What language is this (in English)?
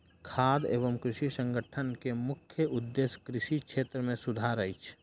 Maithili